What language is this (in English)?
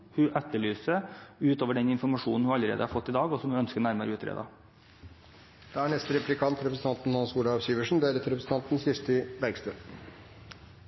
Norwegian Bokmål